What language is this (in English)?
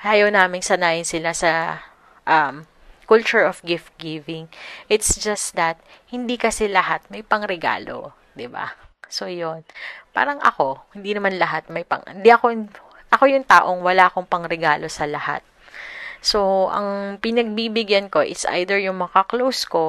Filipino